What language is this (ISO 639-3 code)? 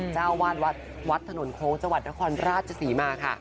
tha